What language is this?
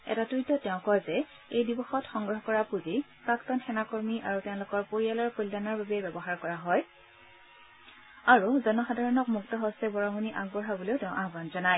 Assamese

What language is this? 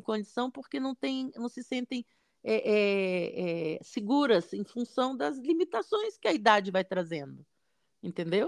Portuguese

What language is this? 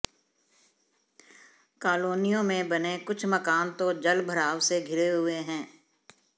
Hindi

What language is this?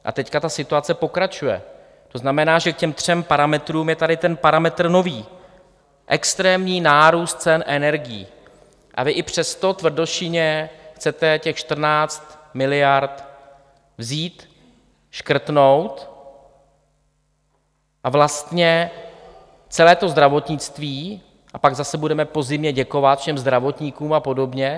Czech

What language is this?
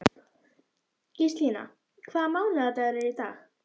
Icelandic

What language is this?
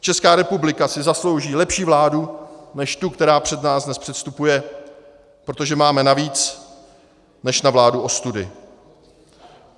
Czech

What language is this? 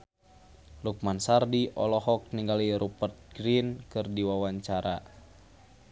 Sundanese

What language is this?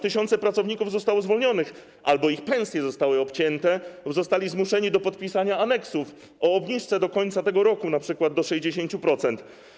Polish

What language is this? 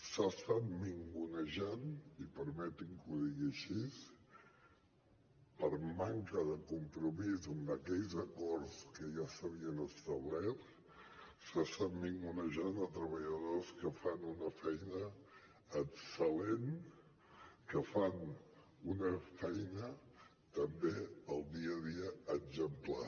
Catalan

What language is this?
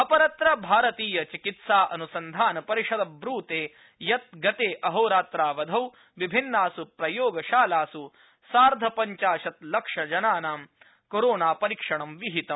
Sanskrit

